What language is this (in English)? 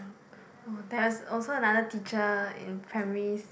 English